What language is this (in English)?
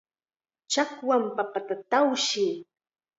Chiquián Ancash Quechua